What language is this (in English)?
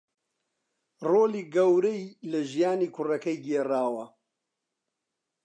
Central Kurdish